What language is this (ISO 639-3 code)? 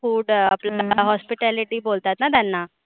mar